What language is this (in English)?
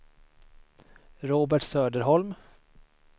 Swedish